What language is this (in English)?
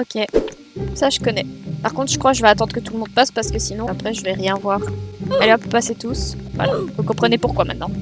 French